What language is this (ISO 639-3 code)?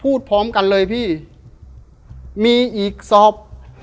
tha